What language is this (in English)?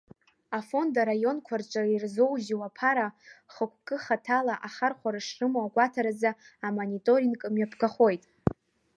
Abkhazian